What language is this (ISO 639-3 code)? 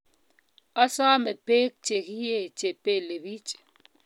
kln